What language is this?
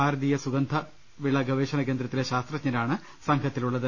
Malayalam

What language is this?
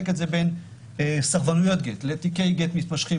Hebrew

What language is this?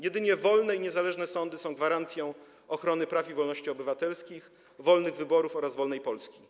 Polish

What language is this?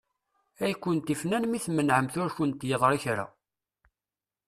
Kabyle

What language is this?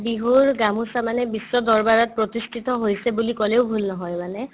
Assamese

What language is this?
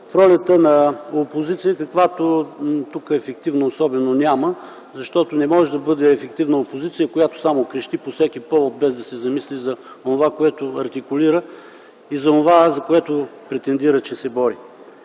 Bulgarian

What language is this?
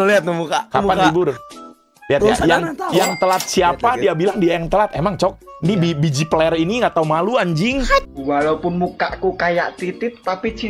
Indonesian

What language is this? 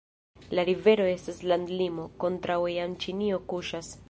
Esperanto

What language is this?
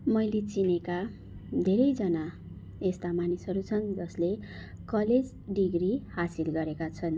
Nepali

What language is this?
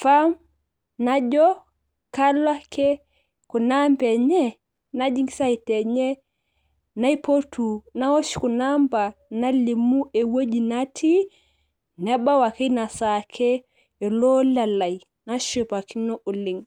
Masai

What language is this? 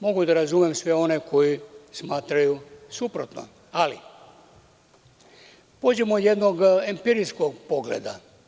Serbian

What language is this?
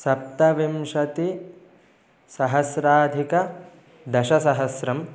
Sanskrit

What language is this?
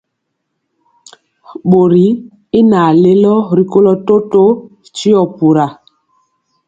Mpiemo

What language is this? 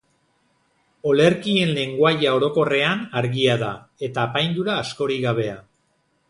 Basque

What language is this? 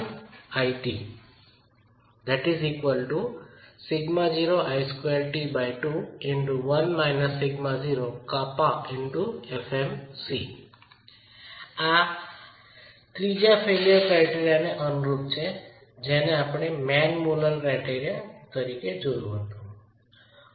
Gujarati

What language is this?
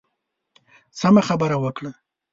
Pashto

